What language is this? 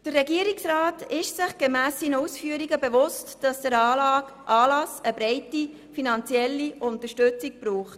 Swiss German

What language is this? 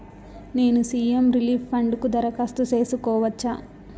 Telugu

